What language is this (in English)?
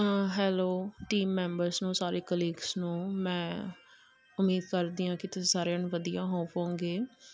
Punjabi